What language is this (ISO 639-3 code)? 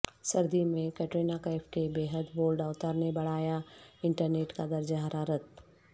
urd